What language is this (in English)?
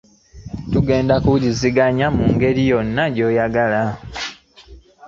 Ganda